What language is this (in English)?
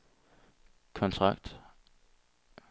Danish